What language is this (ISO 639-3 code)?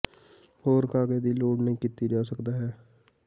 pan